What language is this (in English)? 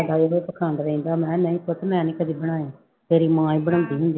Punjabi